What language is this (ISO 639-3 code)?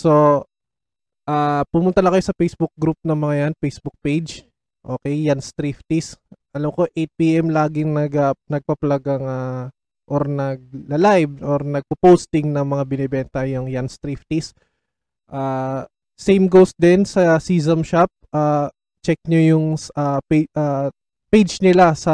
fil